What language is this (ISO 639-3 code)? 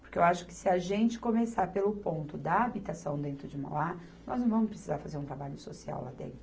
por